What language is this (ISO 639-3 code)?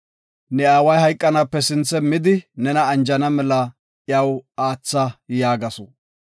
gof